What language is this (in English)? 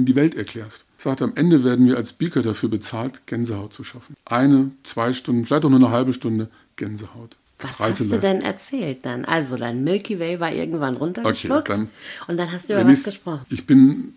German